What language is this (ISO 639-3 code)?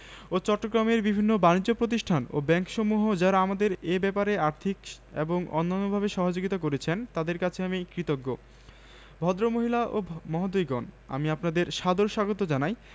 ben